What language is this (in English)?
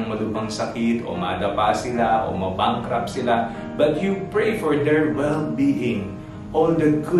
Filipino